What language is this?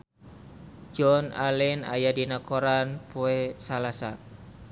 Sundanese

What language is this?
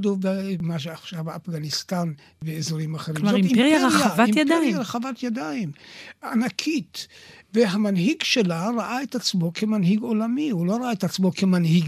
Hebrew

